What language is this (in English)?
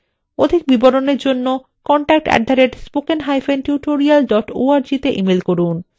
Bangla